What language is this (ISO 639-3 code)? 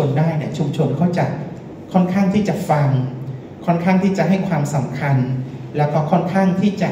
tha